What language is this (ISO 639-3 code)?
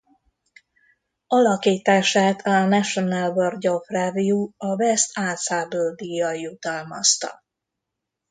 hun